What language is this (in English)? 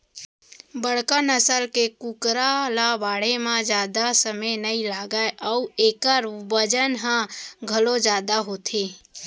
Chhattisgarhi